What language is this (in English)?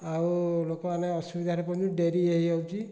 Odia